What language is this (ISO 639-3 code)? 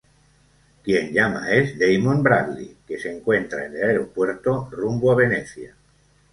spa